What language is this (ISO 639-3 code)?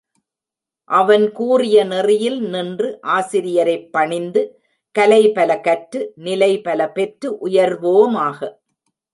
tam